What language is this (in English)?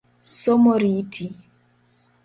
Luo (Kenya and Tanzania)